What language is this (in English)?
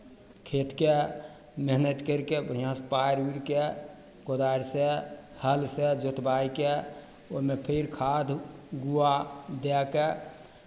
Maithili